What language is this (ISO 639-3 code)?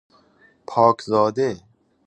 fas